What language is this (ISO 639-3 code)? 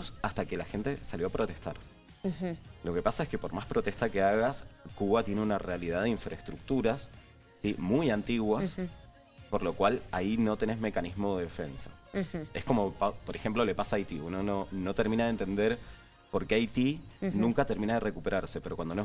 spa